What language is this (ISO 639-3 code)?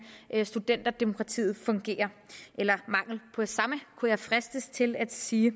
dan